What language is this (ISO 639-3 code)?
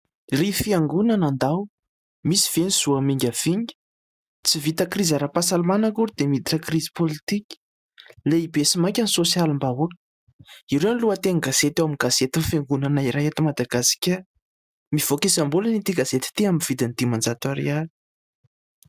mlg